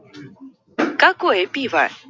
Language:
Russian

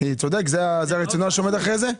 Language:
Hebrew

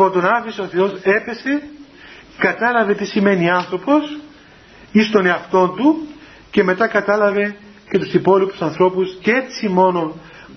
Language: Greek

